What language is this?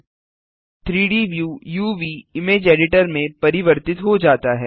Hindi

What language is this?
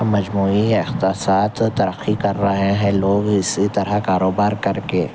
Urdu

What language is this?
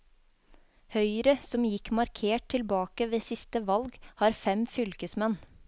Norwegian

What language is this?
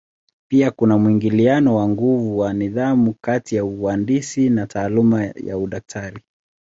Swahili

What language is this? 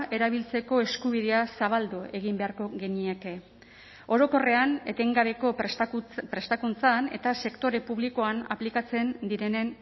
Basque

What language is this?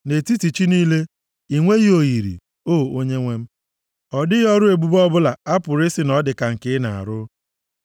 Igbo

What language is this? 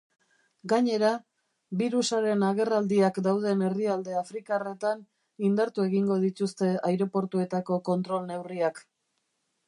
Basque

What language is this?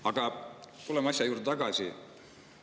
Estonian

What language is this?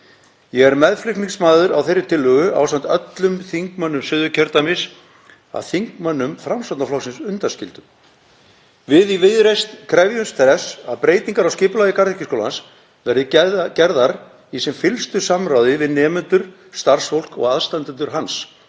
Icelandic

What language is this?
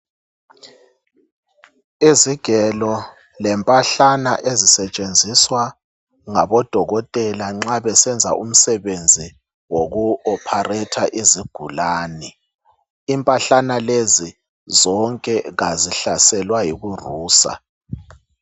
North Ndebele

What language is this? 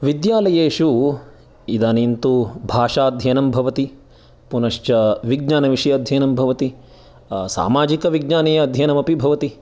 Sanskrit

